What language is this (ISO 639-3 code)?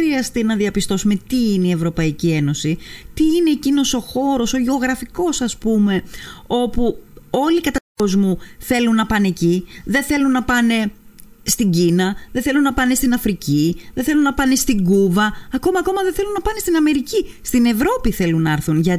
ell